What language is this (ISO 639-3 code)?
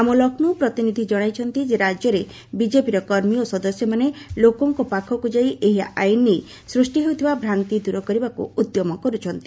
ori